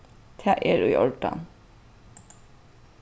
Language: Faroese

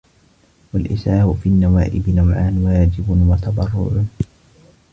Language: Arabic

